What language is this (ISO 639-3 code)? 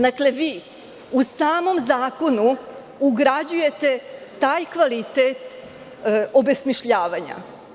srp